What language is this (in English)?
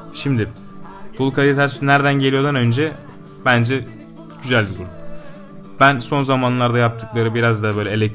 Turkish